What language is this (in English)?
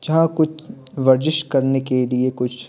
Hindi